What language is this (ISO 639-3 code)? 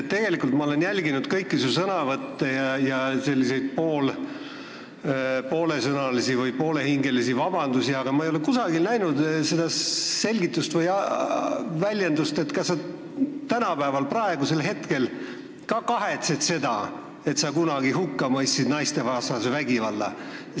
est